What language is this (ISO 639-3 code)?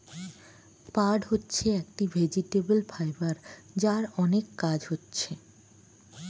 ben